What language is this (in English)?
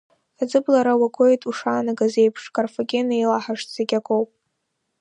Abkhazian